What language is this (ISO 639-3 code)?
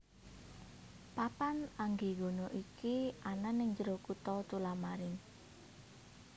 jav